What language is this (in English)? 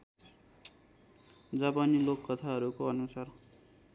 Nepali